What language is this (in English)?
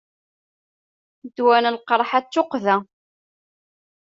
Kabyle